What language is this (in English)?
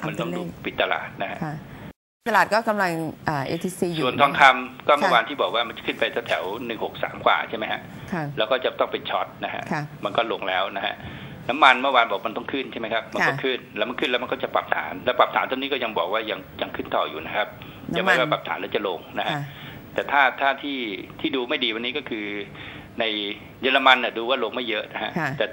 Thai